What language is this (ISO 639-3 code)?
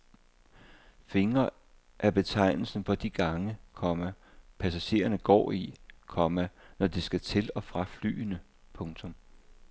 dan